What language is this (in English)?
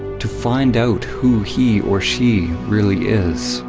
English